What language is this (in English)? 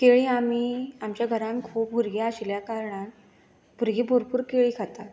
Konkani